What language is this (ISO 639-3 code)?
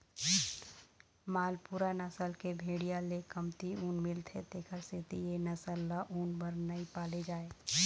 hne